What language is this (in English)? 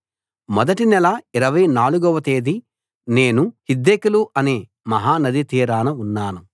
Telugu